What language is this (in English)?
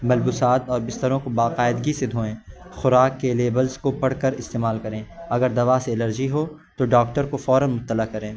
Urdu